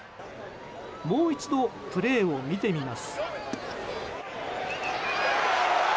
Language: Japanese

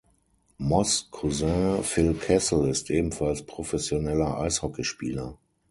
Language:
German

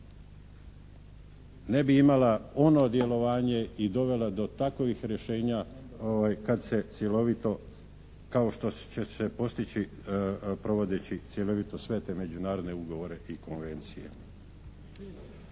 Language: Croatian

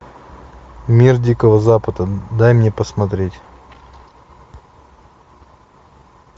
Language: Russian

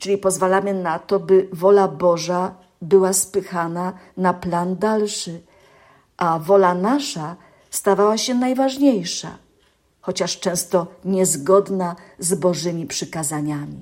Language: Polish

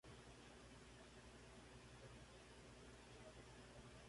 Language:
Spanish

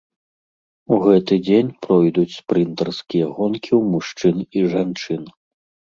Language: Belarusian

